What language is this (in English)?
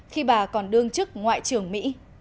Vietnamese